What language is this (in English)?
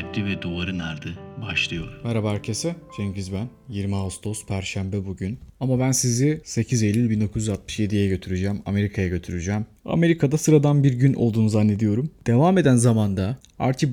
Turkish